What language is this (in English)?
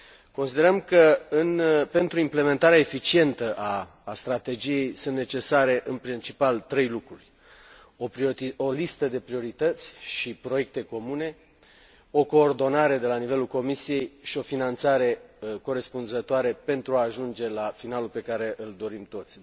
Romanian